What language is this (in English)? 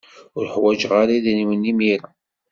Kabyle